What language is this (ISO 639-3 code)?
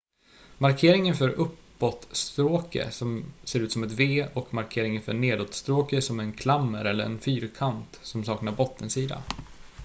swe